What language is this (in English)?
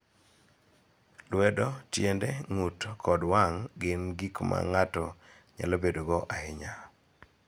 Luo (Kenya and Tanzania)